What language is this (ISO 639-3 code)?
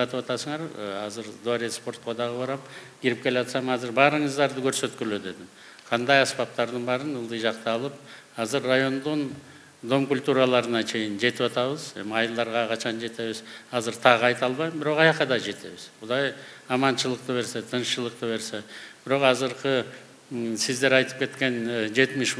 tur